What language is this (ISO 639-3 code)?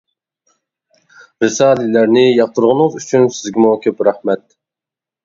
uig